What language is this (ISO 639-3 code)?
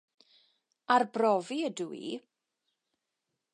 cym